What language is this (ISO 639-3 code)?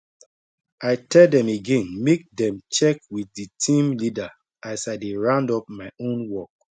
pcm